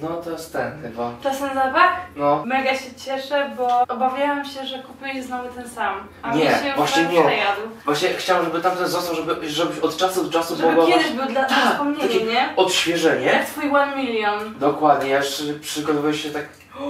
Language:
Polish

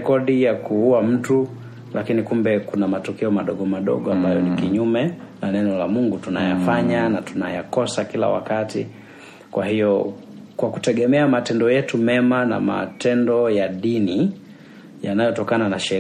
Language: Swahili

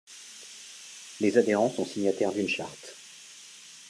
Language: French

